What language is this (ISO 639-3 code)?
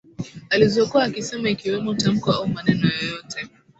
swa